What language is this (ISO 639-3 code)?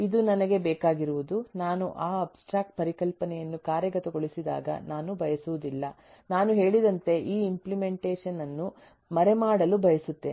kan